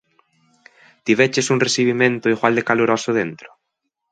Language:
Galician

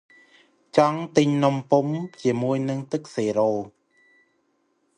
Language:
Khmer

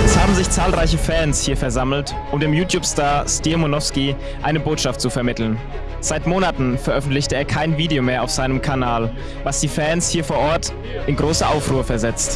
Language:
German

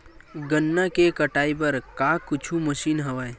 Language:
Chhattisgarhi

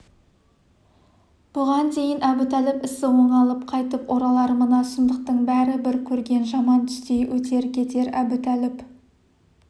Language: Kazakh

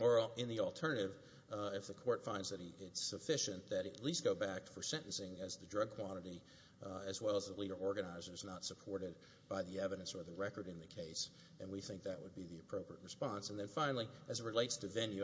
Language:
English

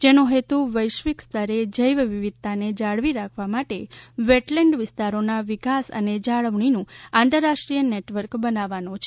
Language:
Gujarati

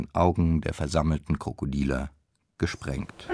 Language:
German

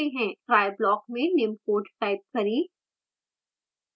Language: Hindi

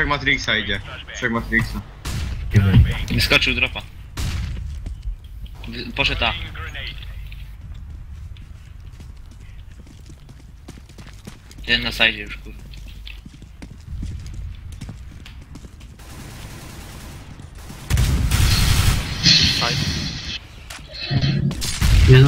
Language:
Polish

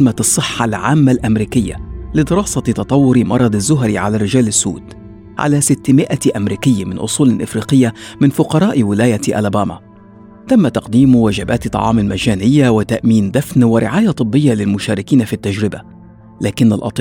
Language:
Arabic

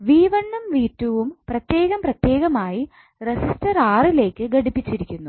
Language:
Malayalam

